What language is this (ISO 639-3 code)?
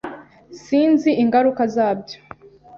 kin